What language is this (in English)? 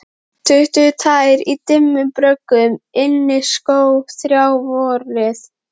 Icelandic